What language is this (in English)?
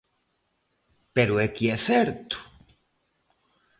Galician